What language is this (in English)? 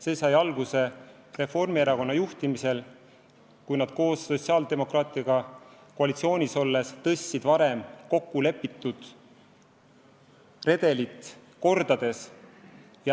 Estonian